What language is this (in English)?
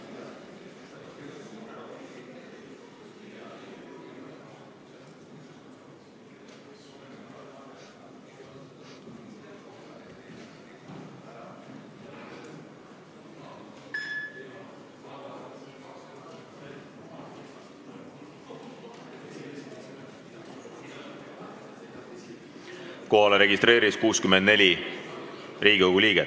Estonian